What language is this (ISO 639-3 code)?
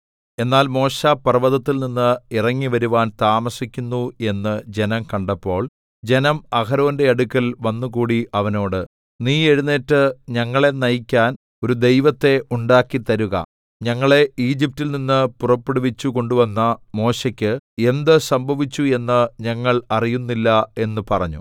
mal